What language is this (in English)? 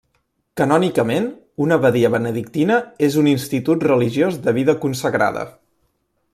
Catalan